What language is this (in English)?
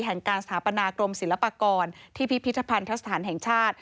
Thai